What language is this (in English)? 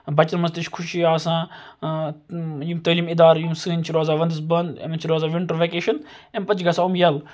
Kashmiri